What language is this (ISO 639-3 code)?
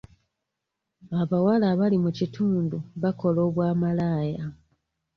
lug